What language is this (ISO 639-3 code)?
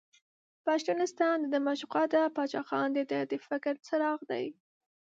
pus